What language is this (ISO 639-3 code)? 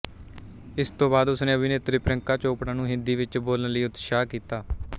pan